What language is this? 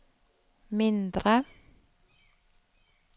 Norwegian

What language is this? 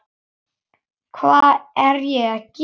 Icelandic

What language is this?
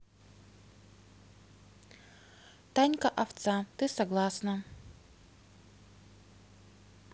Russian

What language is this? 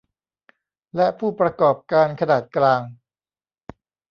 Thai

